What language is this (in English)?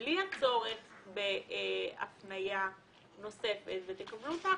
Hebrew